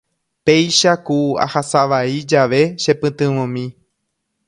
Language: Guarani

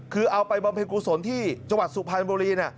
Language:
Thai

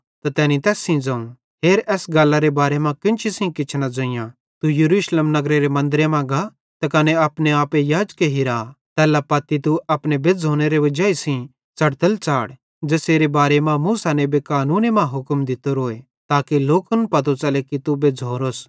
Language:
Bhadrawahi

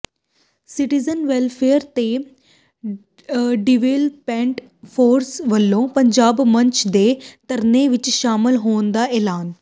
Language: Punjabi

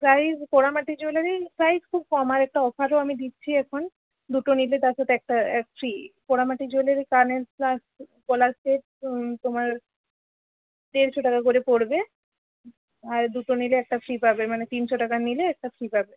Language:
Bangla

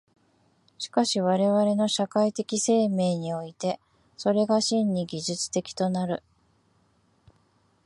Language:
Japanese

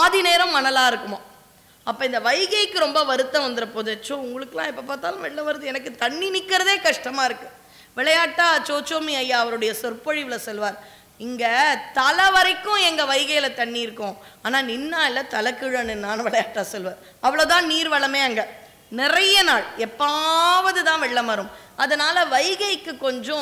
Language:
Tamil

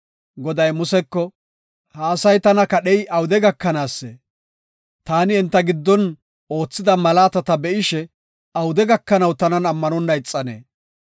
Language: Gofa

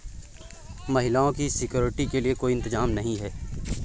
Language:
Hindi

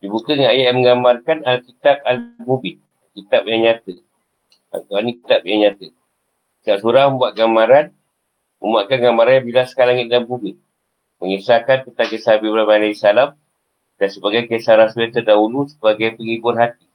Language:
Malay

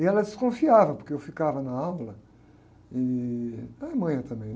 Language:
Portuguese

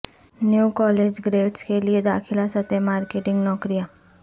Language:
Urdu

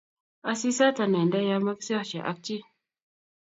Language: Kalenjin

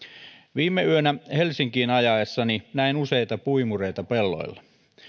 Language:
Finnish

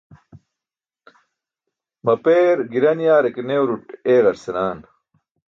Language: Burushaski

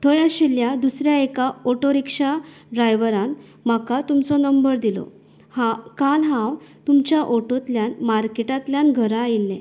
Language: Konkani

